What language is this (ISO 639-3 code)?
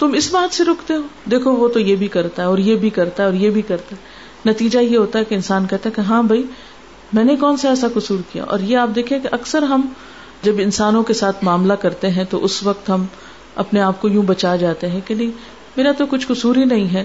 urd